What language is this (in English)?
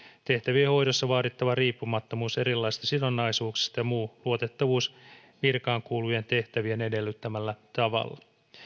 Finnish